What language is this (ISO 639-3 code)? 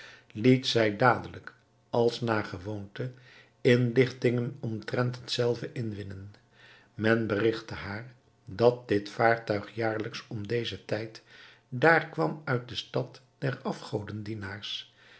nld